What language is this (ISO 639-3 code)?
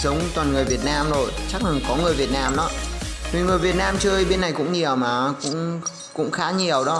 vie